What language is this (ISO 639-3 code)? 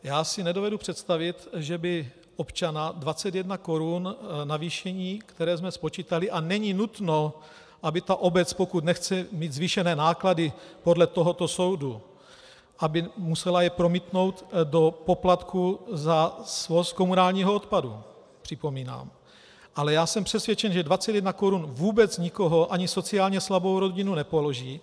ces